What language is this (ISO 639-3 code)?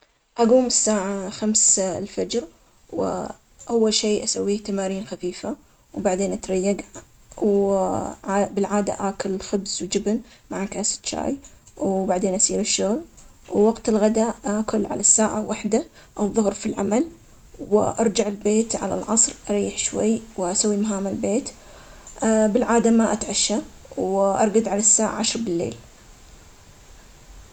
acx